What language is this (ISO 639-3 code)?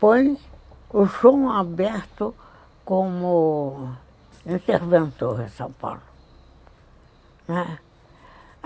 por